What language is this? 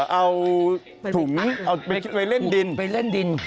Thai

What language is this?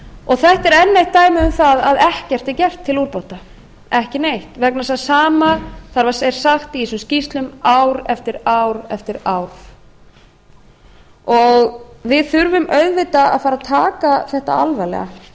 Icelandic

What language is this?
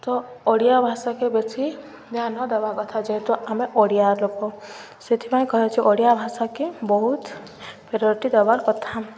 Odia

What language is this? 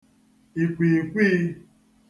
Igbo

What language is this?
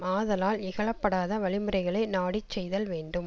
Tamil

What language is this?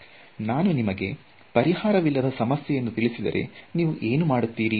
Kannada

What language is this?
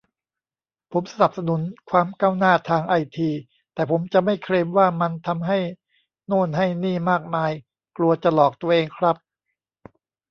Thai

